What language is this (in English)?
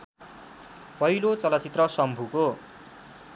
Nepali